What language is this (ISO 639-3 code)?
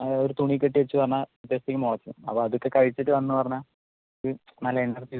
mal